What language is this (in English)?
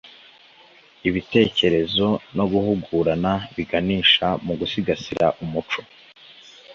Kinyarwanda